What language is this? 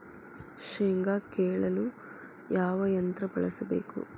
Kannada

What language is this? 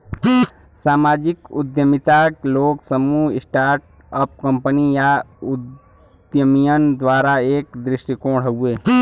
Bhojpuri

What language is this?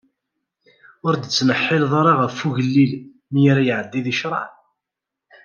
Kabyle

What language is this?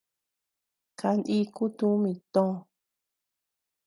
Tepeuxila Cuicatec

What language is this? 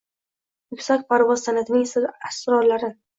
Uzbek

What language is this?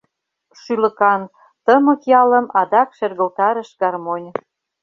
Mari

